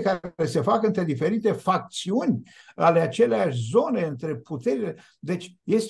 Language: Romanian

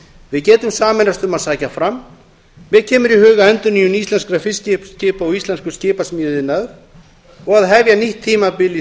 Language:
Icelandic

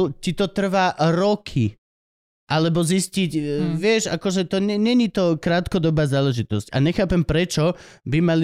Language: Slovak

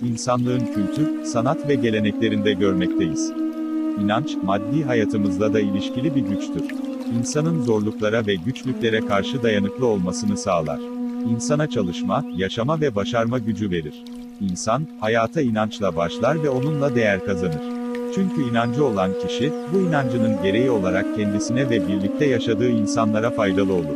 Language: Turkish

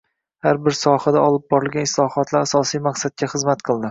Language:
Uzbek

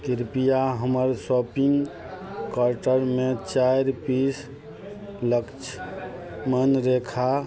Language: Maithili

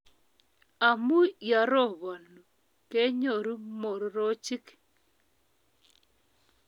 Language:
Kalenjin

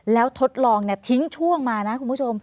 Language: Thai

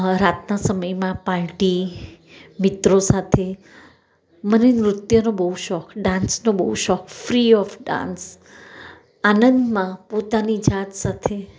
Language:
Gujarati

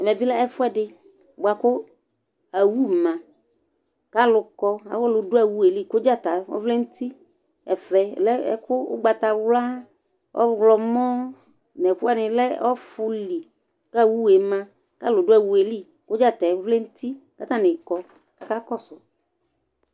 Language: Ikposo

